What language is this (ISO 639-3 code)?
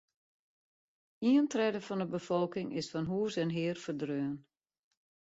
fry